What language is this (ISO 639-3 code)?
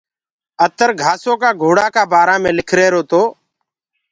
ggg